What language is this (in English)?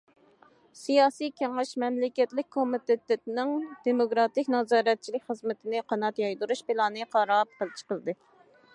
Uyghur